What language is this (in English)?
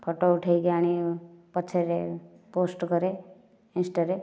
Odia